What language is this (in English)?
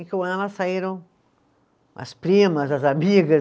Portuguese